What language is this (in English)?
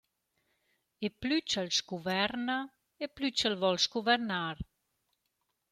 Romansh